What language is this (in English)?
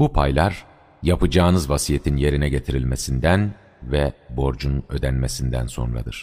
Turkish